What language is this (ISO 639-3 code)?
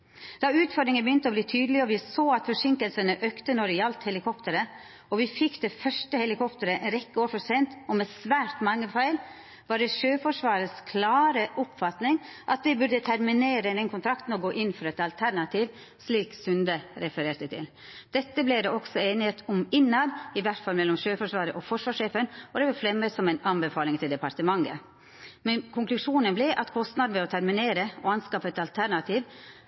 nno